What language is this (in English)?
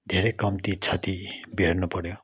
Nepali